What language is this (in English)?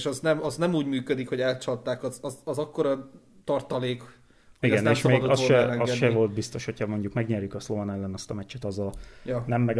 Hungarian